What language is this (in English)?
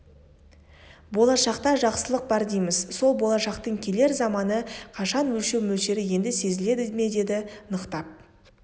Kazakh